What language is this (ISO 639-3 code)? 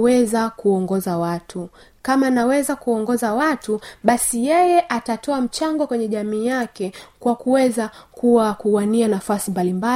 swa